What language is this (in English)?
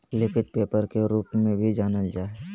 Magahi